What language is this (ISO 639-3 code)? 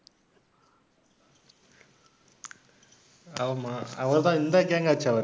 tam